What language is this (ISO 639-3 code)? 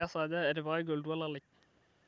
mas